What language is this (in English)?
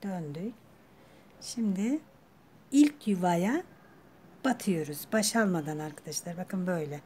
Turkish